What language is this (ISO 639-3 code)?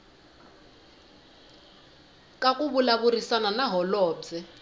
tso